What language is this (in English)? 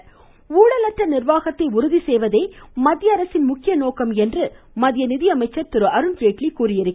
Tamil